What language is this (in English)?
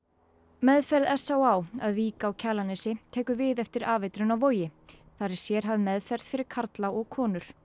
Icelandic